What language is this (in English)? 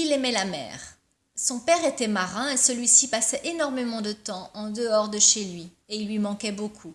French